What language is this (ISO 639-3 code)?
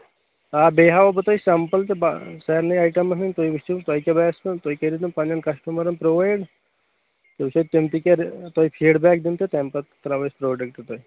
kas